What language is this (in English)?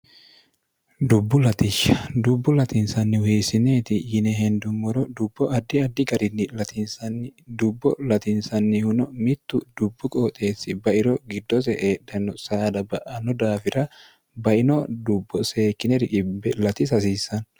Sidamo